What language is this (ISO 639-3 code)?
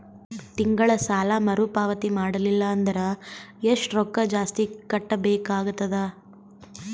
kan